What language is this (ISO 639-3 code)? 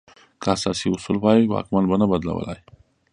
pus